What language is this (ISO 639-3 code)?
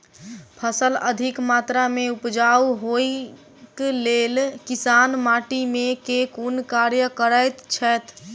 mai